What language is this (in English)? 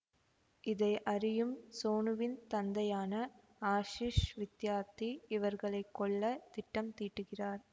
Tamil